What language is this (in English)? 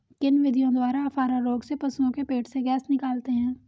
Hindi